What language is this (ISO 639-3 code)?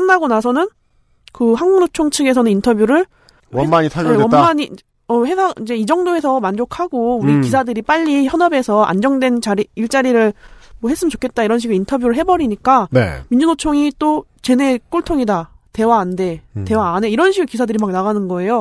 kor